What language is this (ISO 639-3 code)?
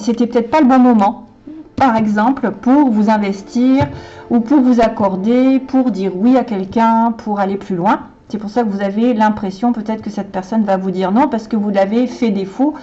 fra